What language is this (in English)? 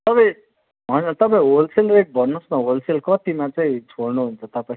Nepali